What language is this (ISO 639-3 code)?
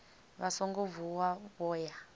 ven